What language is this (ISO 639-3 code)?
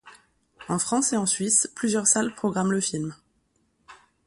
fra